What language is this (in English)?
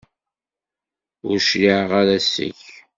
Kabyle